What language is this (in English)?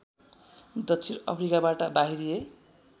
Nepali